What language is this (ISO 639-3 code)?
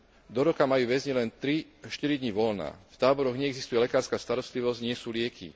slk